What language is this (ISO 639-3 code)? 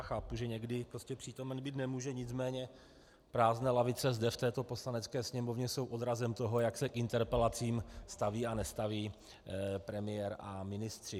ces